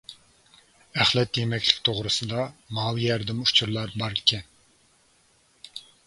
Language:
Uyghur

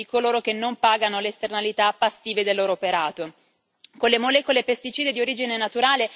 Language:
Italian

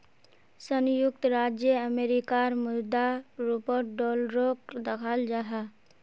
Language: Magahi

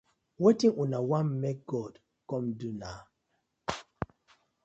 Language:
Nigerian Pidgin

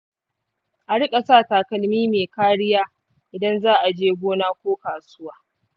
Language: Hausa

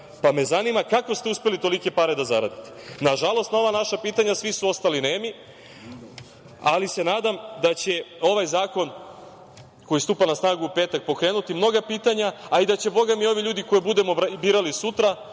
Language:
Serbian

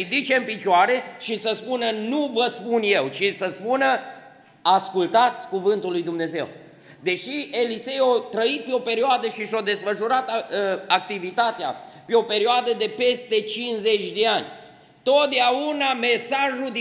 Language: Romanian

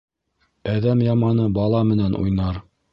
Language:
Bashkir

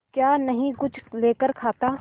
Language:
Hindi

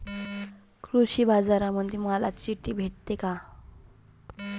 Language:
Marathi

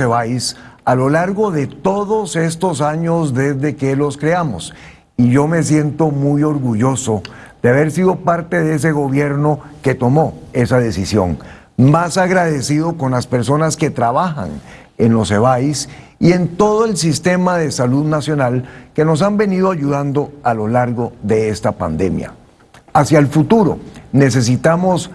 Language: Spanish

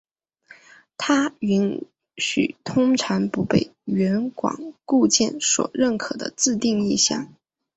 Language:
Chinese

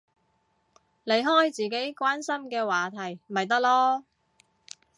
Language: Cantonese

